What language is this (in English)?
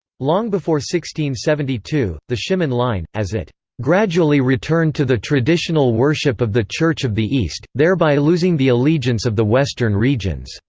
English